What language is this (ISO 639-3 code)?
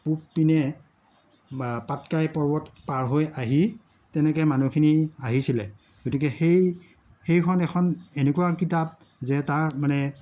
asm